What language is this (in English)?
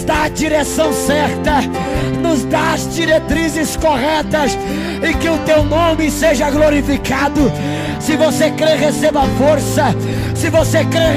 Portuguese